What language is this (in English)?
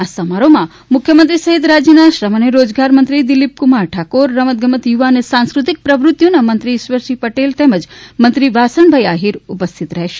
Gujarati